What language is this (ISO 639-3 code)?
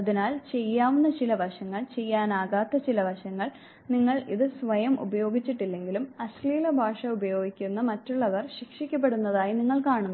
mal